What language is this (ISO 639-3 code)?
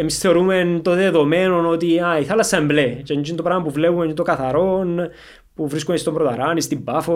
ell